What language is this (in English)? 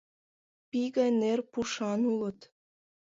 Mari